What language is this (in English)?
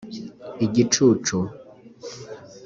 Kinyarwanda